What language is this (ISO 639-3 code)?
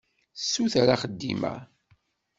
kab